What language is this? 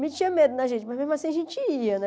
Portuguese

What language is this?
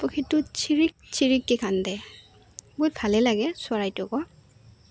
Assamese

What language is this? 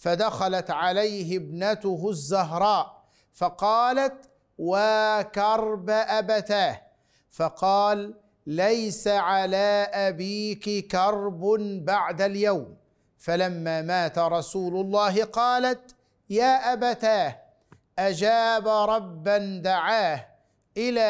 Arabic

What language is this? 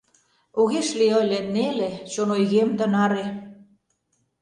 Mari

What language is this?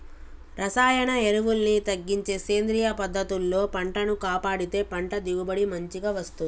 Telugu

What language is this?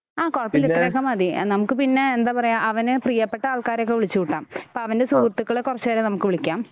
Malayalam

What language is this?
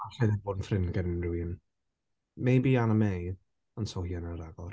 Welsh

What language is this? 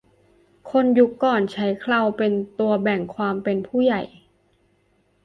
Thai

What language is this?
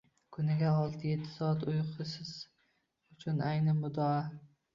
Uzbek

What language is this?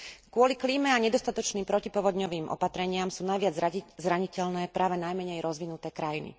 Slovak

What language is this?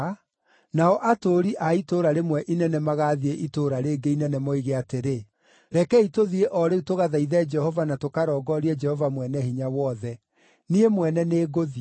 Kikuyu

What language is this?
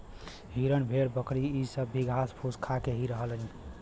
Bhojpuri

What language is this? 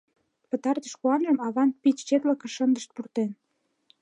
Mari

